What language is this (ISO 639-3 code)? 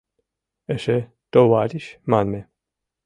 chm